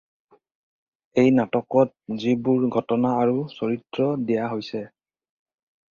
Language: Assamese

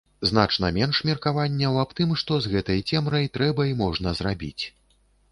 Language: Belarusian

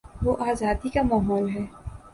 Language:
Urdu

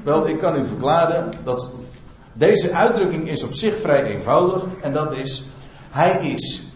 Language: Dutch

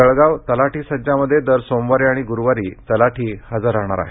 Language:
Marathi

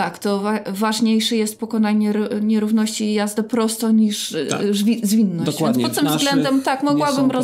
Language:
Polish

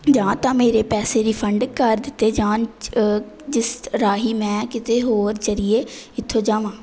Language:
Punjabi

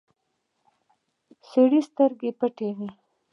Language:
Pashto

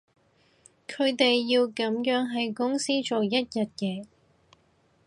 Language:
Cantonese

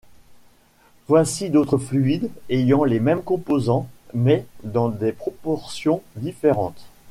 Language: French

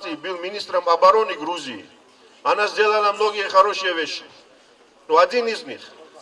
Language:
Russian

